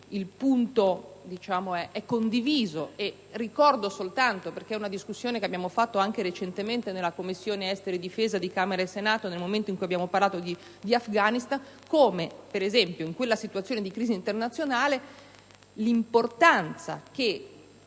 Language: Italian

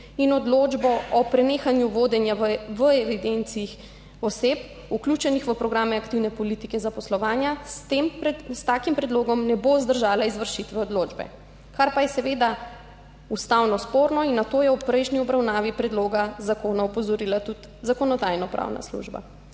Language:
Slovenian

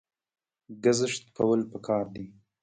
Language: Pashto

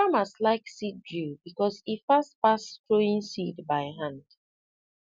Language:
Nigerian Pidgin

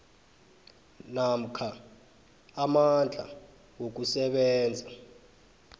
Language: South Ndebele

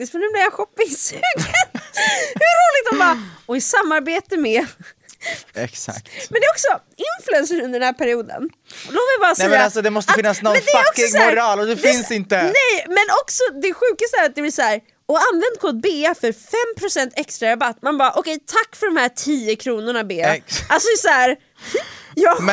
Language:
Swedish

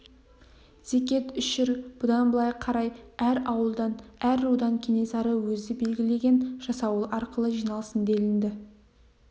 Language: Kazakh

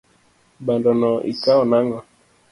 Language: Luo (Kenya and Tanzania)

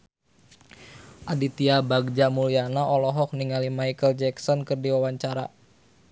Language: Sundanese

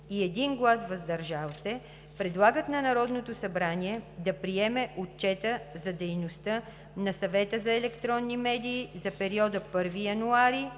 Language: Bulgarian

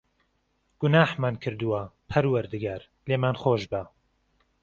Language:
Central Kurdish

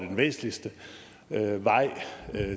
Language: Danish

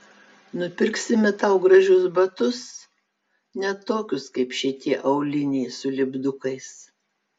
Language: Lithuanian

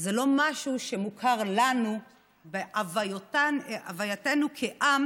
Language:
Hebrew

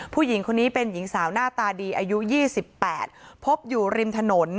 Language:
Thai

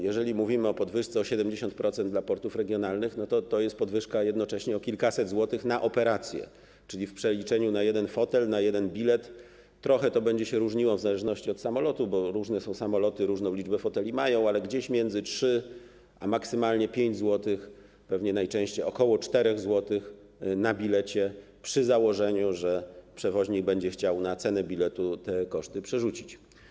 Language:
Polish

